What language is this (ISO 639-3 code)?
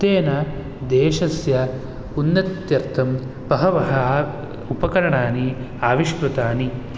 san